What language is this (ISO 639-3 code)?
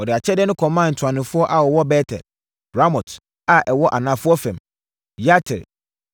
aka